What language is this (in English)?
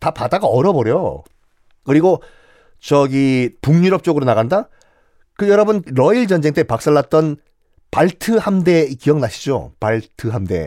Korean